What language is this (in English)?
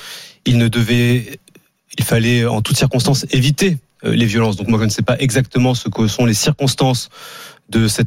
French